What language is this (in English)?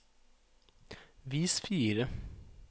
Norwegian